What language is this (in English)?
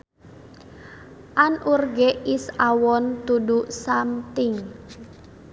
Sundanese